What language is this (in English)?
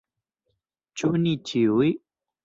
Esperanto